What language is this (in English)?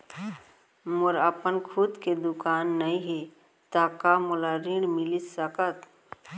Chhattisgarhi